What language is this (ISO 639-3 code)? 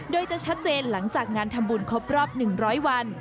tha